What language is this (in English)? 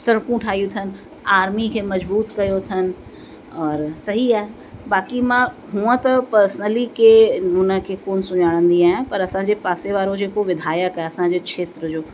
Sindhi